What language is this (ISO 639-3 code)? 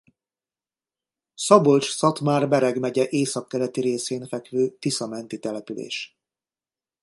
hun